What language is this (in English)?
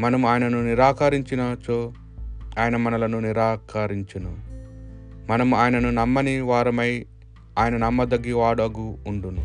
Telugu